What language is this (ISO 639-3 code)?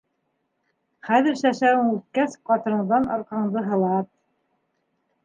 bak